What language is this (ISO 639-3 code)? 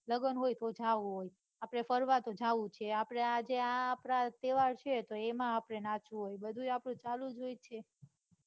guj